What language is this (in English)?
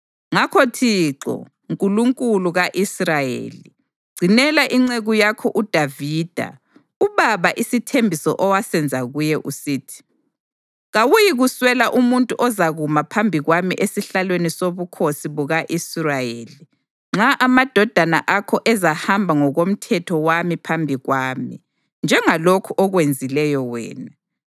North Ndebele